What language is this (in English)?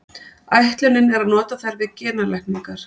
Icelandic